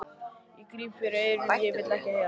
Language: Icelandic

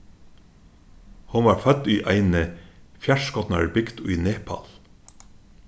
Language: Faroese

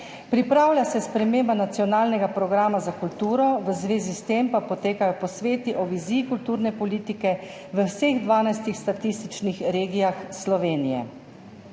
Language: Slovenian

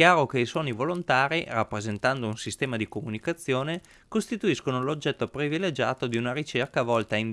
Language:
Italian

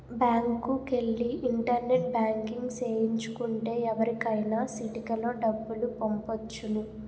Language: Telugu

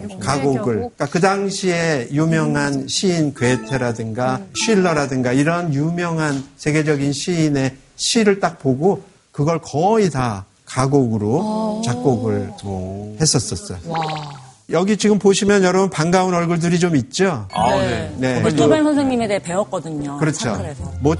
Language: Korean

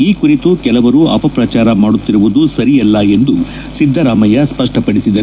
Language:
Kannada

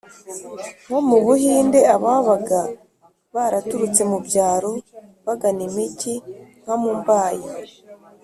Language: Kinyarwanda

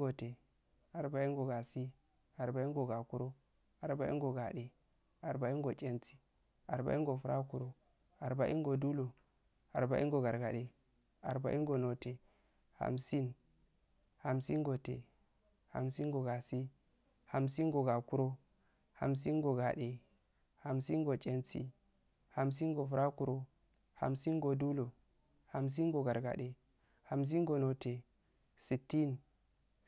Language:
Afade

